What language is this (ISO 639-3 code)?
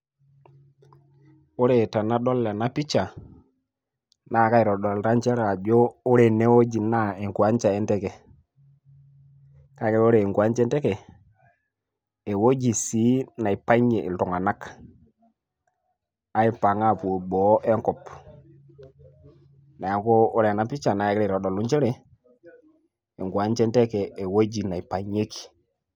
mas